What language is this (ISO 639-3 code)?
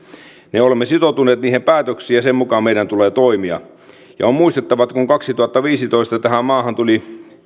fin